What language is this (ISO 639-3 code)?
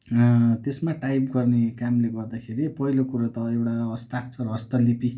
nep